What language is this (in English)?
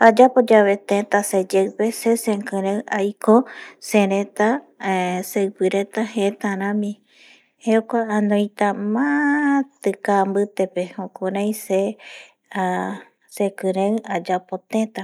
Eastern Bolivian Guaraní